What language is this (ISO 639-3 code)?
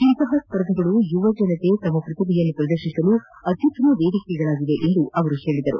kan